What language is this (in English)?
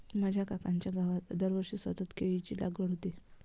Marathi